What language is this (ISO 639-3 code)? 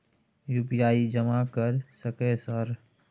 mai